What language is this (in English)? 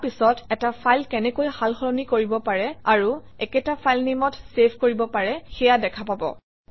Assamese